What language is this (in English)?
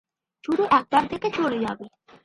Bangla